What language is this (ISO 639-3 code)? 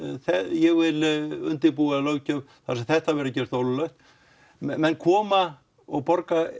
isl